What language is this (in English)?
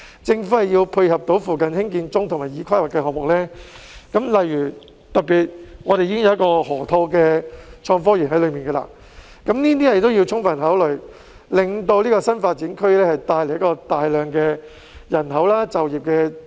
Cantonese